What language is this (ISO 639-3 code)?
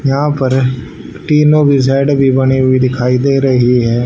hin